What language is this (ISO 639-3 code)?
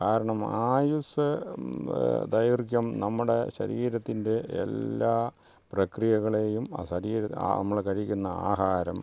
mal